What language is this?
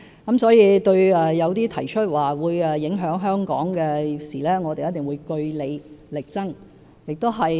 Cantonese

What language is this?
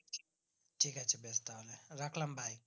Bangla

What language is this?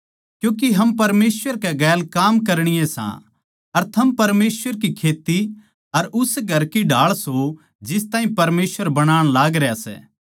Haryanvi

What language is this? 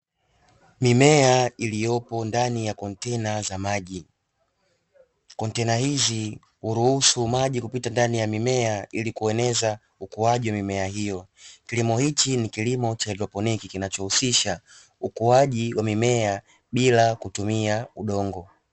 Swahili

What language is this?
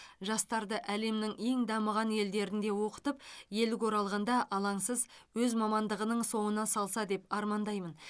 Kazakh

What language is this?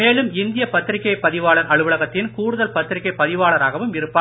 Tamil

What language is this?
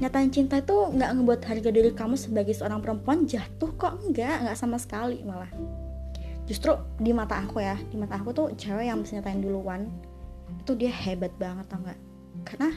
Indonesian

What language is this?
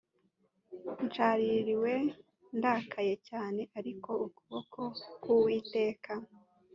Kinyarwanda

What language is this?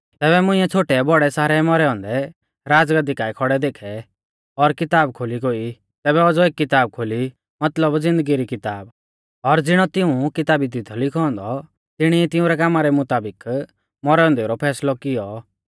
Mahasu Pahari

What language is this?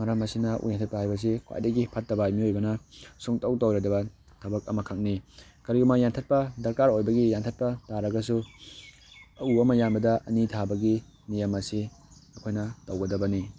Manipuri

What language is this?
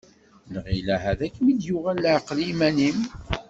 Kabyle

